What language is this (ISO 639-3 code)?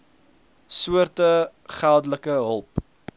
afr